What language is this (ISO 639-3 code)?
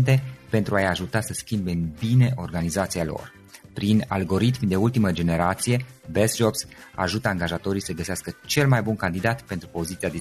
ron